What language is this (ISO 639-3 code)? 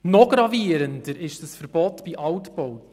gsw